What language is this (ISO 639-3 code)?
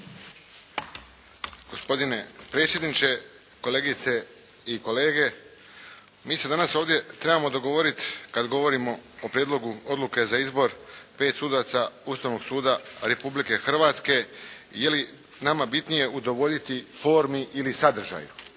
hrv